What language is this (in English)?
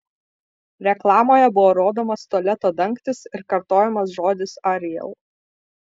Lithuanian